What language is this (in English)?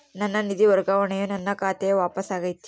Kannada